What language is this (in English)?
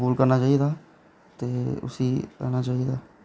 Dogri